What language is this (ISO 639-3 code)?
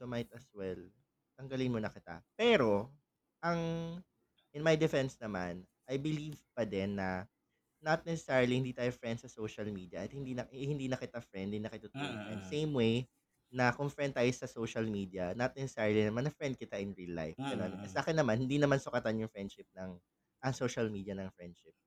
fil